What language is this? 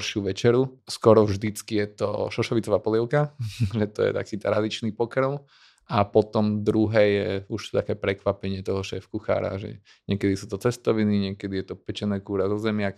Slovak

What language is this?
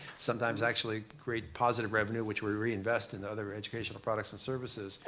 English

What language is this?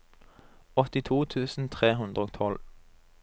Norwegian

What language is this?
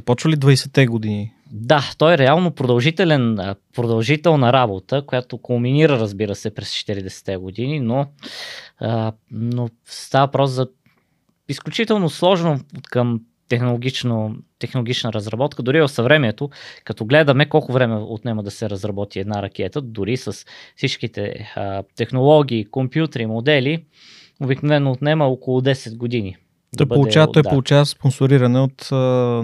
Bulgarian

